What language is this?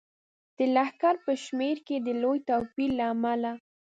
Pashto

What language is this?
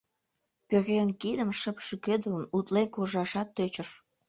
Mari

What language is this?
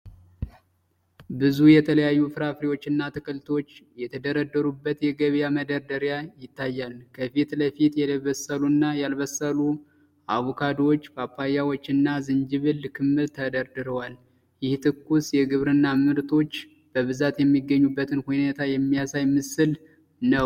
Amharic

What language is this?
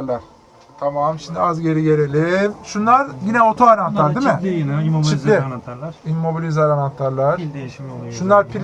Turkish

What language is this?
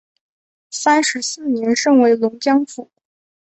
Chinese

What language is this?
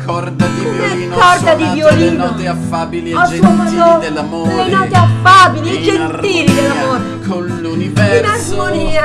Italian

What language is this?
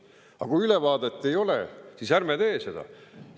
Estonian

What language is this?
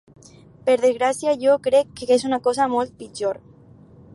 Catalan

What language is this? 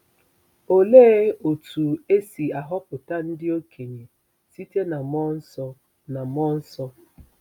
Igbo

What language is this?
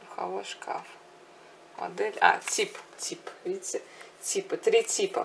Russian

